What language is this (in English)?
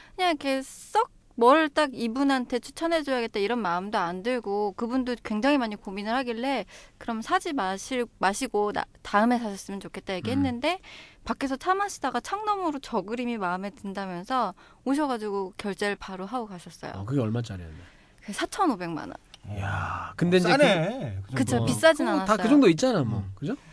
Korean